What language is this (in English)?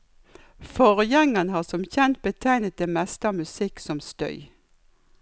Norwegian